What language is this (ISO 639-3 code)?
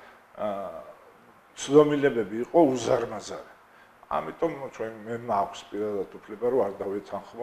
ron